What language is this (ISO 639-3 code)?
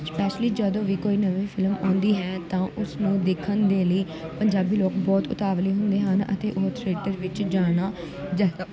pan